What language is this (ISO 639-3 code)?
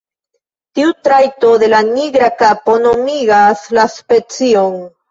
epo